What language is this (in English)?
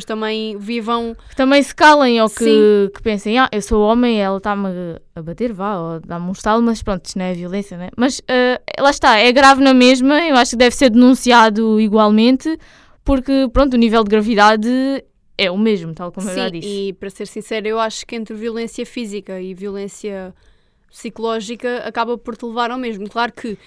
Portuguese